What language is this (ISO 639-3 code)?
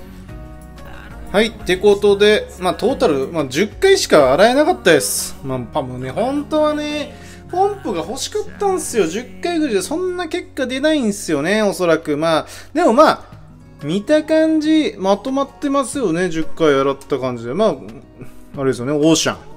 jpn